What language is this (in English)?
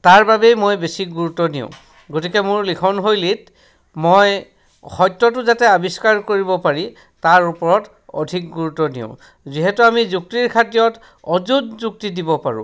Assamese